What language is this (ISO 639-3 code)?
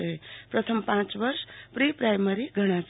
guj